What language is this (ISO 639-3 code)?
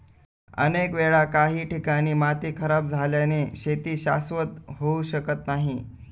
mar